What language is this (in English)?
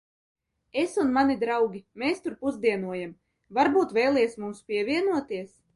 Latvian